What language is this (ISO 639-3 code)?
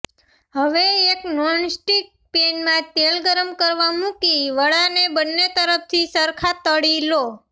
guj